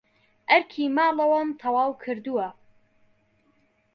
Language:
Central Kurdish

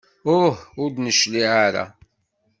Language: Kabyle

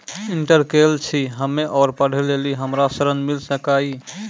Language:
Maithili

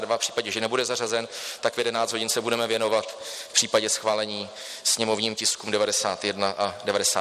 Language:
Czech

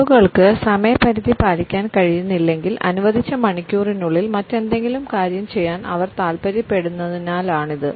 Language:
Malayalam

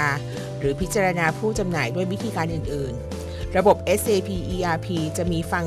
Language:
Thai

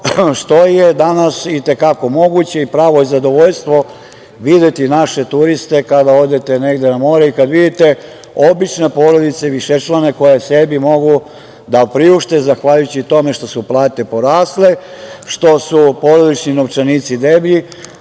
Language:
Serbian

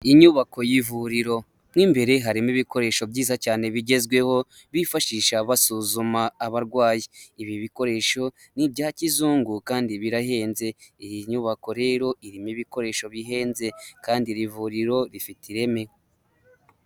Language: Kinyarwanda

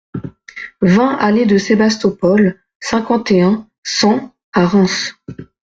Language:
French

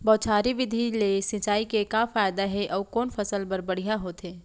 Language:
Chhattisgarhi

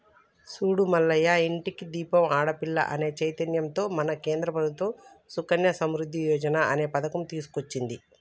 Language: Telugu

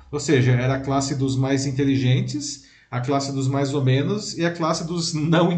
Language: Portuguese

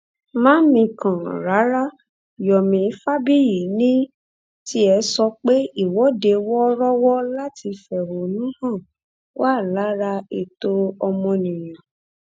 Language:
Yoruba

